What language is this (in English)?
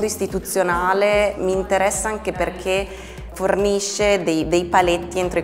Italian